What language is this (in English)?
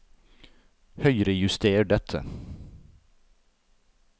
Norwegian